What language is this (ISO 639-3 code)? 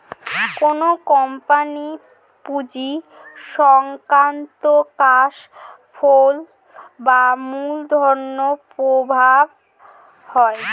ben